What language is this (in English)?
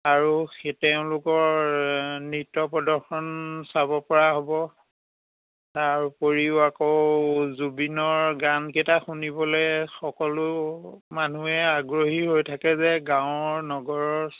Assamese